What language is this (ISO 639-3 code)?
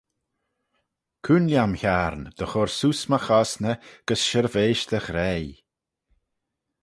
glv